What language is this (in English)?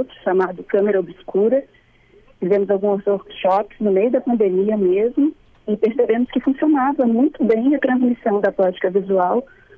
Portuguese